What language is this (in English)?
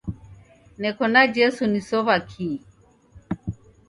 Taita